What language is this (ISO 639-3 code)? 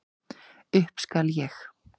isl